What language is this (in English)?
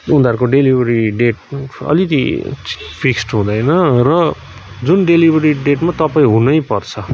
Nepali